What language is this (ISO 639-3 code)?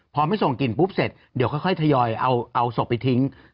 tha